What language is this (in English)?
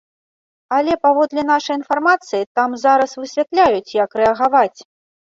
Belarusian